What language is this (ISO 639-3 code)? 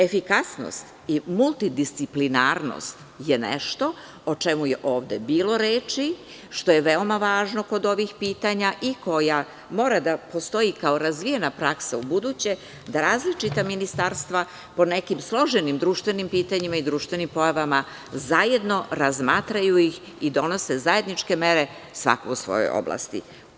srp